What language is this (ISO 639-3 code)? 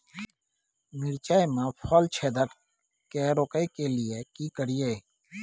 mai